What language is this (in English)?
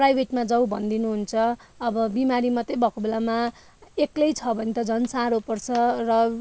Nepali